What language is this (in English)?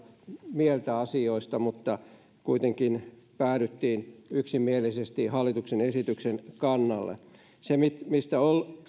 Finnish